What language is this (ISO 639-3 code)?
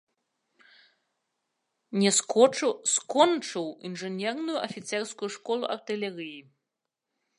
bel